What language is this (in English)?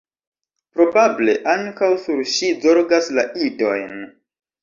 Esperanto